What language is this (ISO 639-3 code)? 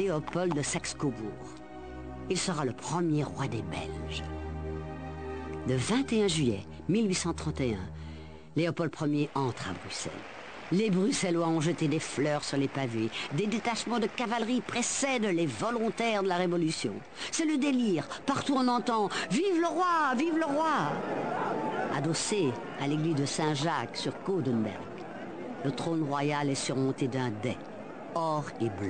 fra